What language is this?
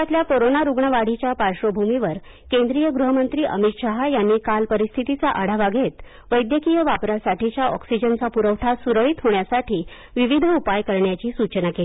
Marathi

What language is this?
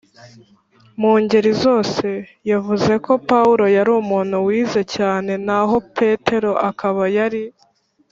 Kinyarwanda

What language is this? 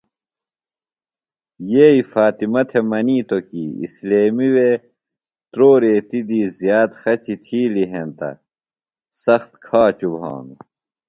Phalura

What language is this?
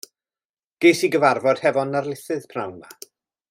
Welsh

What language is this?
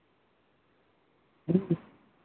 Santali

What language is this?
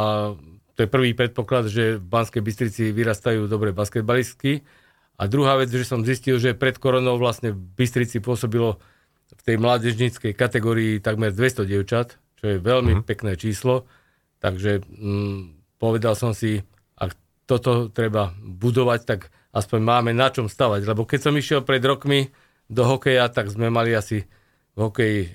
Slovak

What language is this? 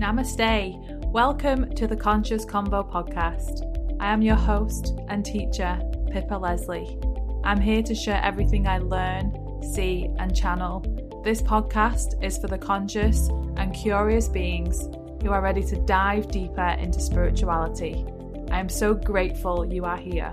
English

